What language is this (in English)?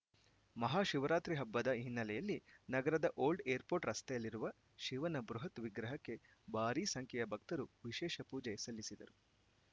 Kannada